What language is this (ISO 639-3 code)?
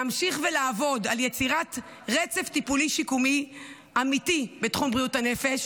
heb